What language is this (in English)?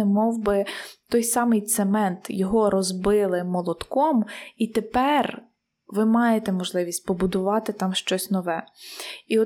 Ukrainian